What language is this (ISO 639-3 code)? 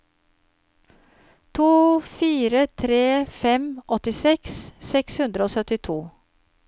nor